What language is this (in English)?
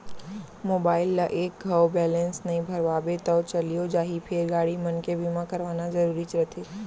Chhattisgarhi